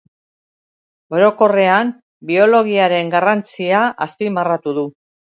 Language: Basque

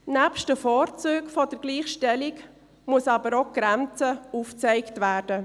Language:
Swiss German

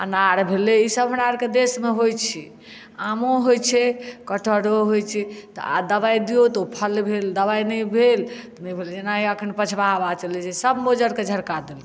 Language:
Maithili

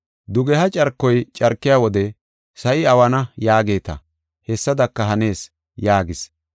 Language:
Gofa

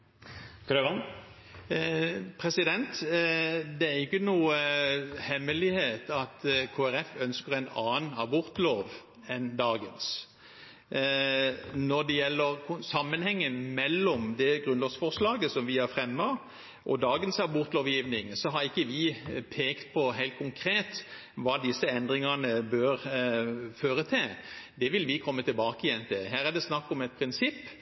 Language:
Norwegian Bokmål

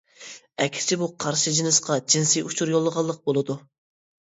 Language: Uyghur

